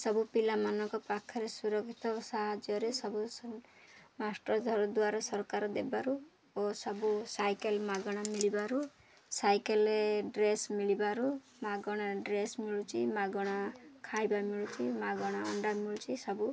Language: Odia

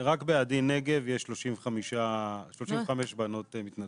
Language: Hebrew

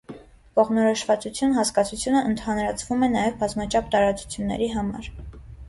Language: Armenian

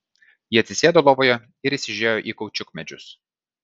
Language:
Lithuanian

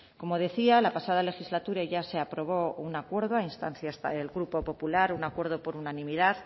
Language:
Spanish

